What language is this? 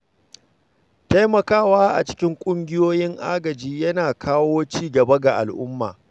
Hausa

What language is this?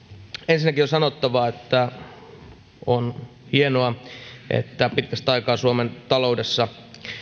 Finnish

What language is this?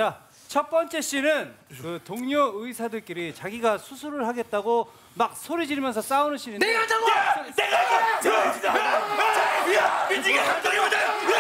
Korean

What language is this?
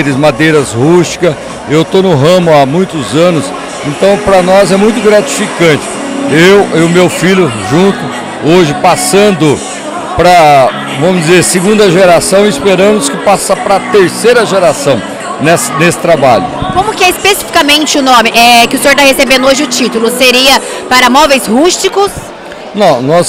Portuguese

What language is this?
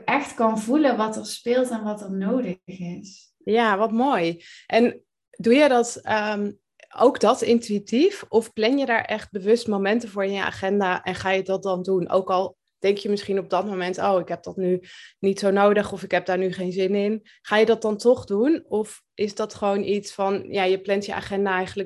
Dutch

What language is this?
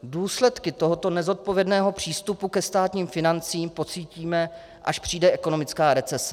Czech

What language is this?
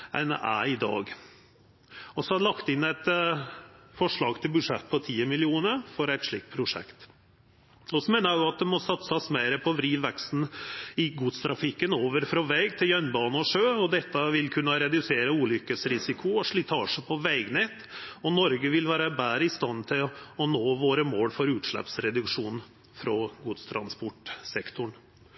Norwegian Nynorsk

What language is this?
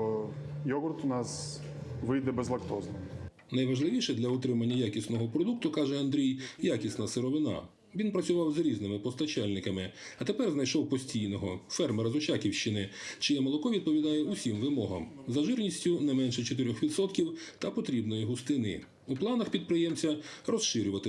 Ukrainian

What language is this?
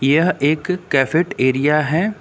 Hindi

